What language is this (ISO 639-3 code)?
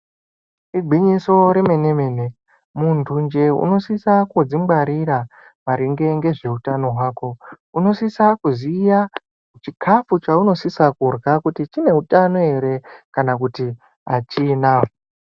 ndc